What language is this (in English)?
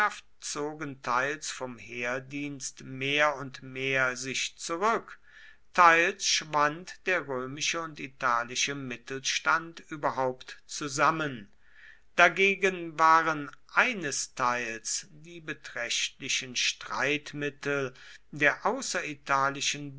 German